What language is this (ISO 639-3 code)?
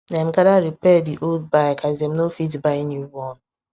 pcm